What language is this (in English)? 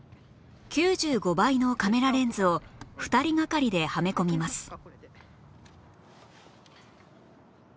Japanese